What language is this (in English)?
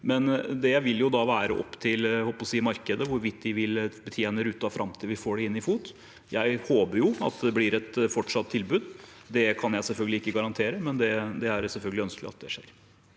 Norwegian